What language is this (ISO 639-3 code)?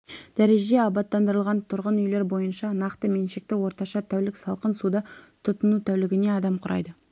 kaz